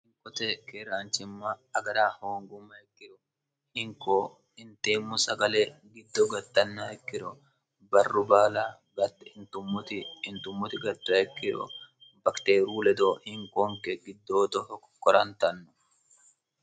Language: Sidamo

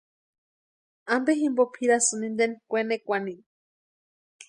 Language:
Western Highland Purepecha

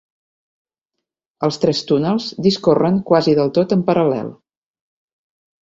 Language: Catalan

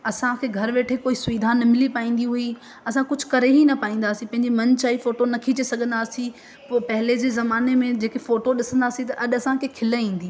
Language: Sindhi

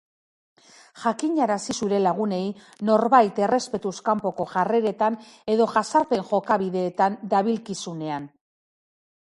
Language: Basque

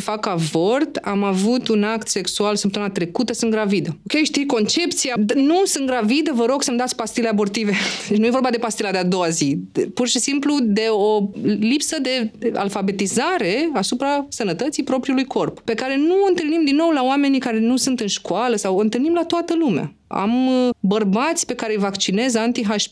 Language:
Romanian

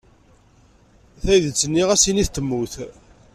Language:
Kabyle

